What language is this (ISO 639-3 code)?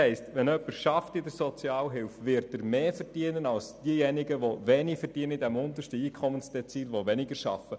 gsw